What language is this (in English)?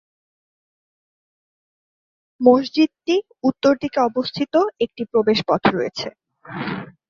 Bangla